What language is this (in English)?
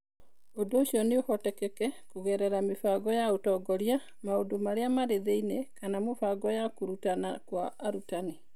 Kikuyu